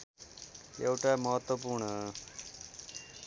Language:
Nepali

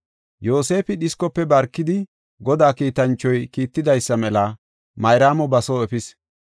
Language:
Gofa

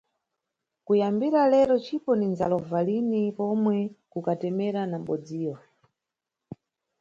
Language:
Nyungwe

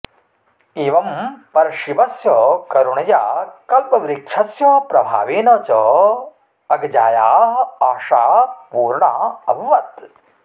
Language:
Sanskrit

